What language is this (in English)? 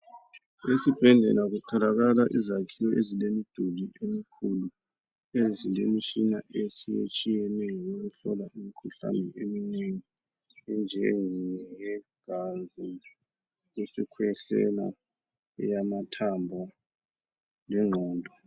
North Ndebele